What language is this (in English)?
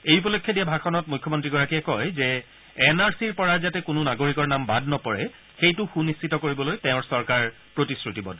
Assamese